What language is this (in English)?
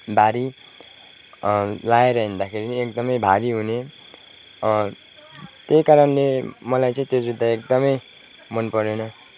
Nepali